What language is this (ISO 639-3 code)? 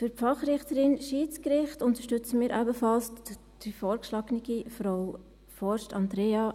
gsw